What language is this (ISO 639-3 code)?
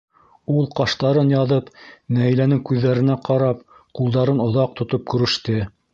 bak